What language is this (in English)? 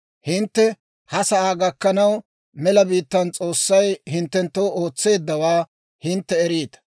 Dawro